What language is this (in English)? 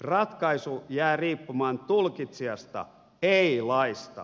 Finnish